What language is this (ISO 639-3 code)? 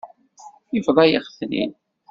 kab